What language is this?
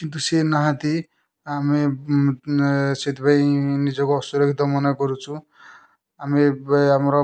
Odia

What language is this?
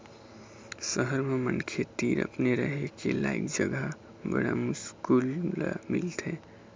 Chhattisgarhi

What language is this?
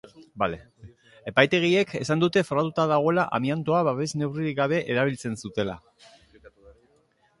Basque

